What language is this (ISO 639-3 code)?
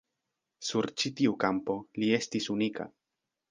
epo